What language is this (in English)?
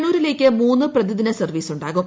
Malayalam